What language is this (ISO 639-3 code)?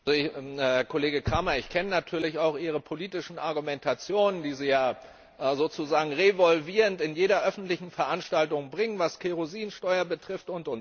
deu